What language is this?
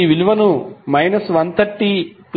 Telugu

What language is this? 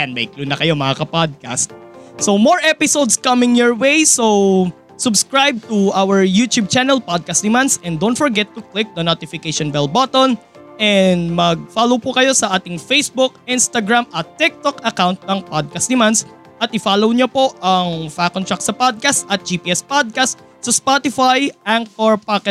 Filipino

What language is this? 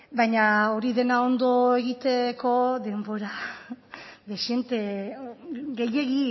Basque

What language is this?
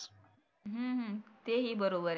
Marathi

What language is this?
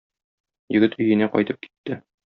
Tatar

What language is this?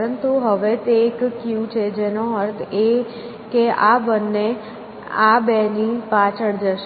Gujarati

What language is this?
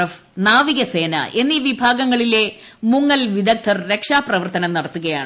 Malayalam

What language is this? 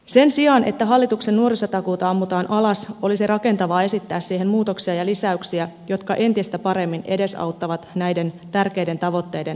Finnish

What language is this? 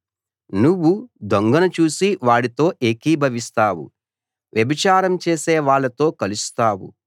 Telugu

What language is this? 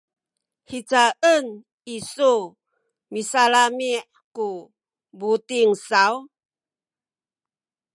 Sakizaya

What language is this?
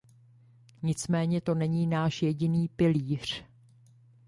Czech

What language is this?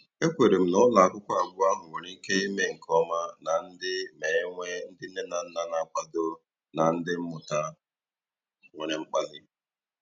Igbo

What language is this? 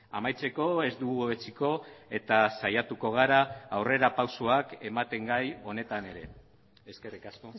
Basque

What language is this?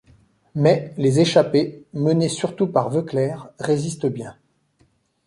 French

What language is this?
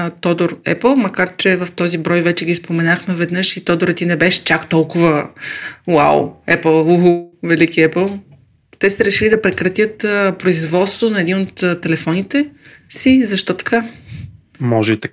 Bulgarian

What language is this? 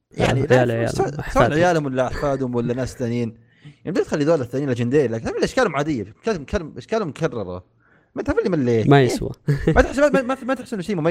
Arabic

